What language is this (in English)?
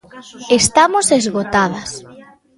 Galician